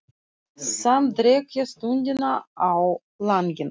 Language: Icelandic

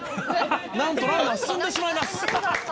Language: Japanese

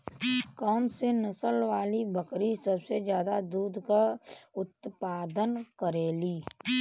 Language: Bhojpuri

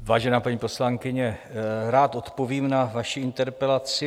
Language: Czech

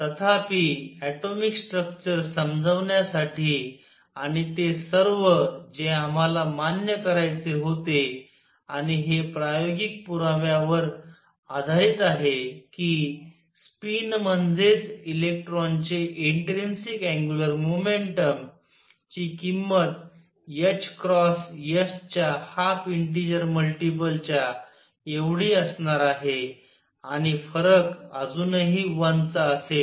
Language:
Marathi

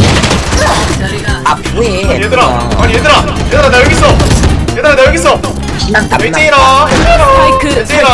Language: Korean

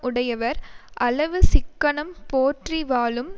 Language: Tamil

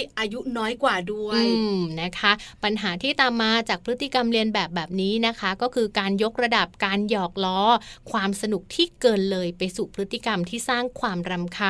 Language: Thai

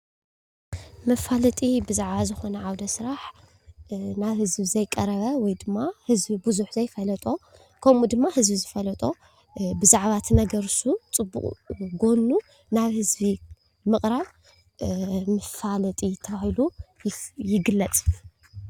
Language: Tigrinya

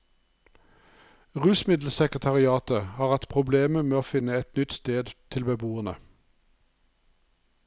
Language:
Norwegian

